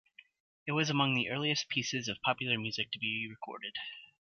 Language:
English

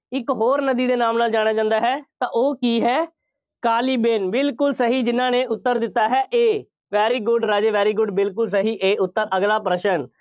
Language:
Punjabi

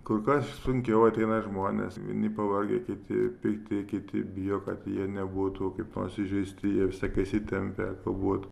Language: Lithuanian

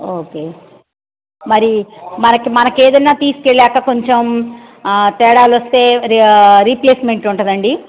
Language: Telugu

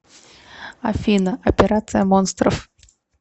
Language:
Russian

